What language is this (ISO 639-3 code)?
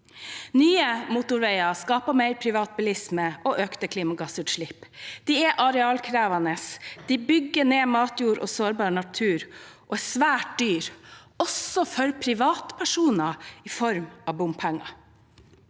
nor